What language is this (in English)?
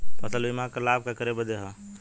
Bhojpuri